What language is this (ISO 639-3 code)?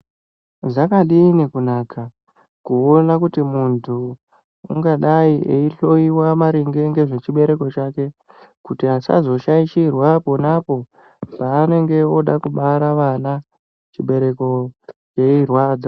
ndc